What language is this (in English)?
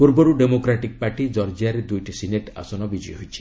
Odia